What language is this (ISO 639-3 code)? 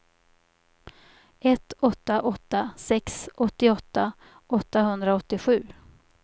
swe